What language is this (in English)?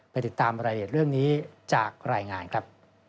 Thai